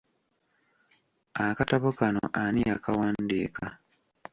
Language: Ganda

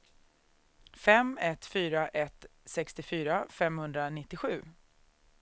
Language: Swedish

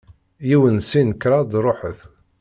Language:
Kabyle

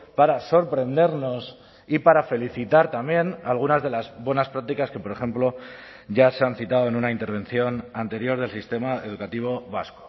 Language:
Spanish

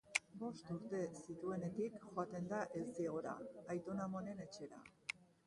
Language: Basque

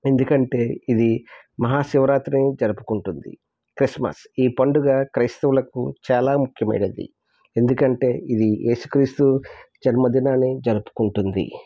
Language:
Telugu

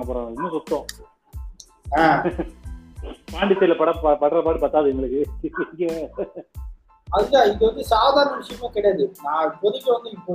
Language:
Tamil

